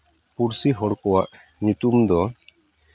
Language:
Santali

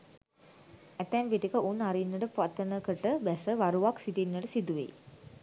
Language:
Sinhala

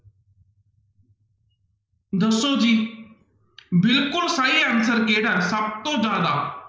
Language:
Punjabi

